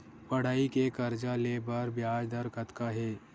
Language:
Chhattisgarhi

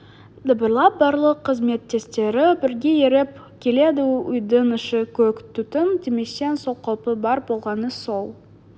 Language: Kazakh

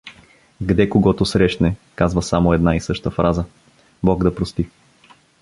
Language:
Bulgarian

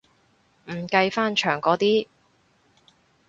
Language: Cantonese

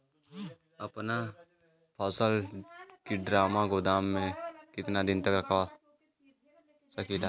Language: Bhojpuri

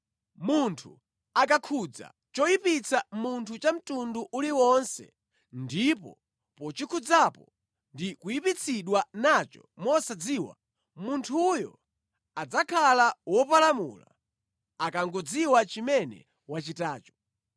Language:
Nyanja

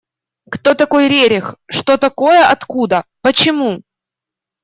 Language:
Russian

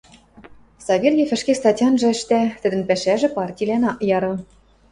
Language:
Western Mari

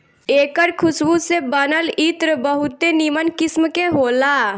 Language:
Bhojpuri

